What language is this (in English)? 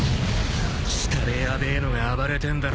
Japanese